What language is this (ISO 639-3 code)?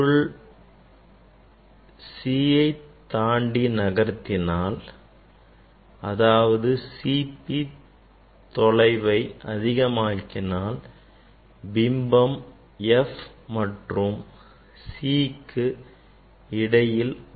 tam